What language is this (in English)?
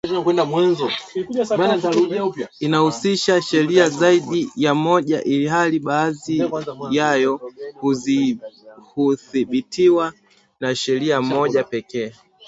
Swahili